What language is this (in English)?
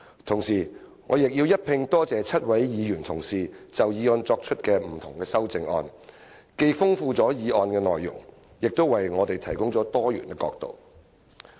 Cantonese